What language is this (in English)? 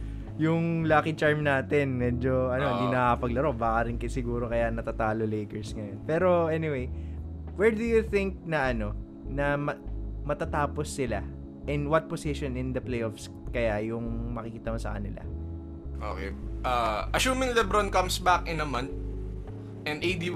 Filipino